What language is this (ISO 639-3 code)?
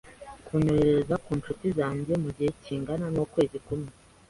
kin